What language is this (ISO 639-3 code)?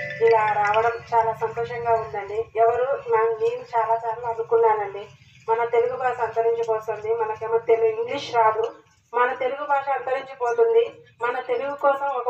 tel